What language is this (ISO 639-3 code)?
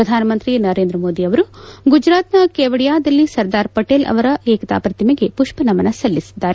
kan